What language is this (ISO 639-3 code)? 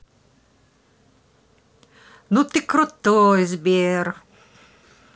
rus